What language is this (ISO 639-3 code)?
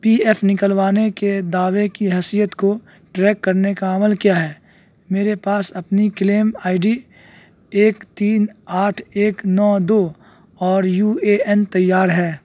urd